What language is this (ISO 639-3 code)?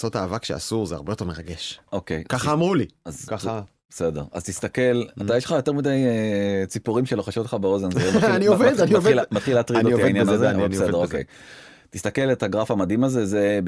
heb